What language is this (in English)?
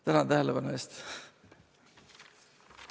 Estonian